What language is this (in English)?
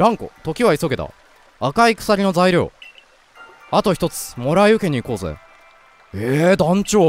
Japanese